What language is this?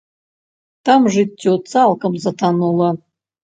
Belarusian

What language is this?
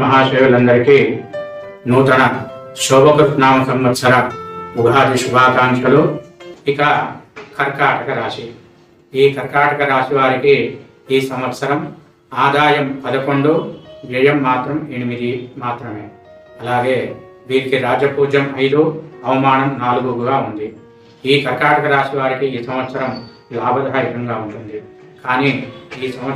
Arabic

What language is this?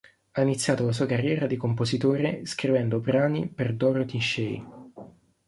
Italian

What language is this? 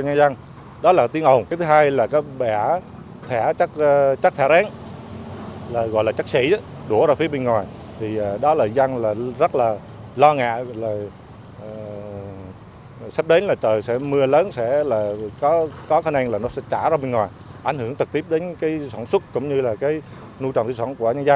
Vietnamese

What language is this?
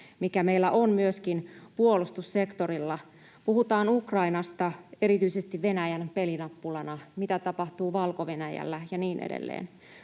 Finnish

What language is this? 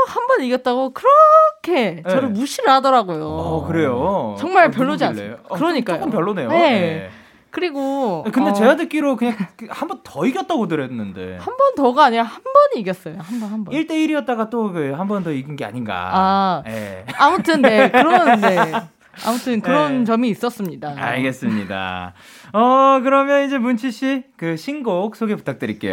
Korean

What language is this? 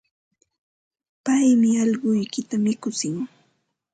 Ambo-Pasco Quechua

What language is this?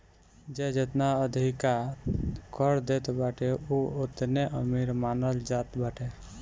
Bhojpuri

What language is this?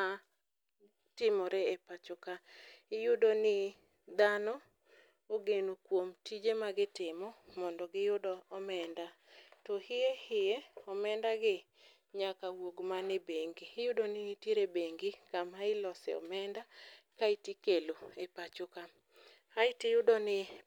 Luo (Kenya and Tanzania)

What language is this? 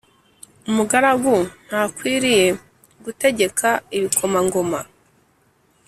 Kinyarwanda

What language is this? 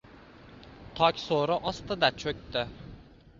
Uzbek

